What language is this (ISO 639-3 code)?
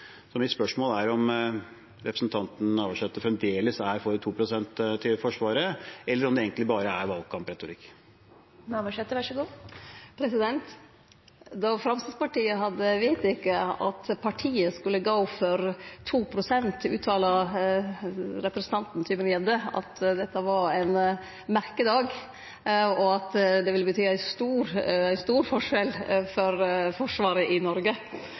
nor